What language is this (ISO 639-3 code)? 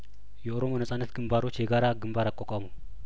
amh